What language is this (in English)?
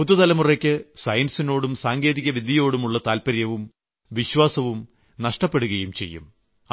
Malayalam